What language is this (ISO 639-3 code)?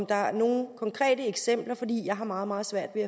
dan